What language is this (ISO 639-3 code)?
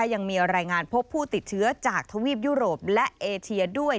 tha